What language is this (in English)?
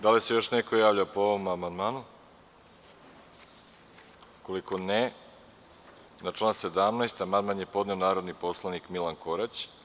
Serbian